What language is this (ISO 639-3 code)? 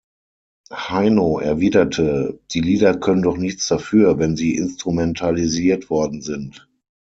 deu